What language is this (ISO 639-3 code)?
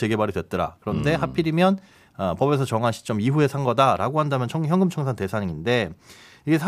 kor